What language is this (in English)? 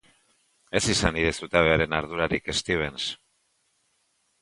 Basque